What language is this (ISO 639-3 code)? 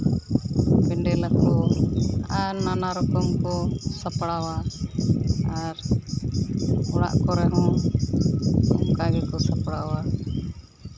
sat